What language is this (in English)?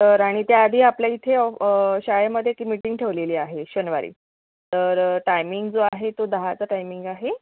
Marathi